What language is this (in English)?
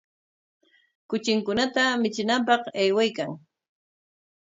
Corongo Ancash Quechua